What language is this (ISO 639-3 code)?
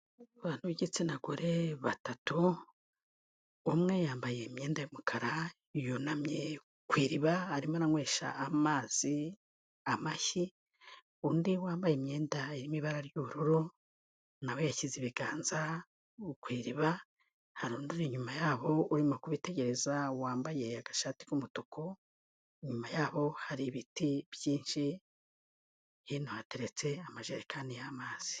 kin